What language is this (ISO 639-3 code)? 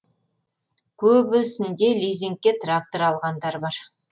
kaz